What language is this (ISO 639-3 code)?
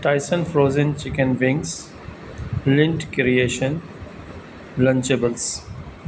urd